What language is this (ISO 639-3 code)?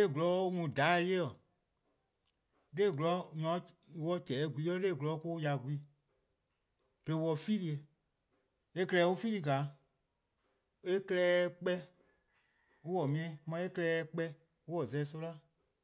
kqo